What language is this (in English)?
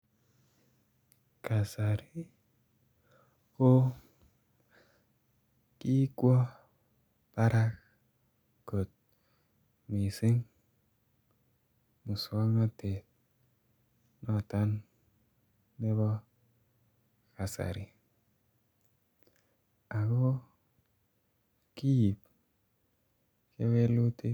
Kalenjin